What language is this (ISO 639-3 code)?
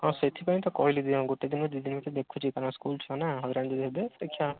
ori